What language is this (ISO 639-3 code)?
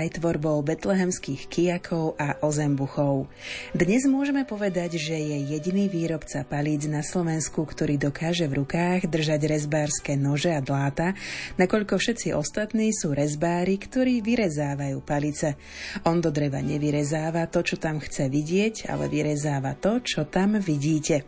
slk